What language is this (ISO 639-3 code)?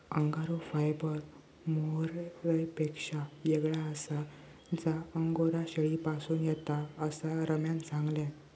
mar